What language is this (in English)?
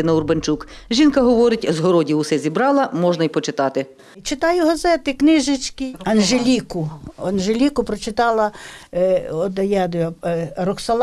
Ukrainian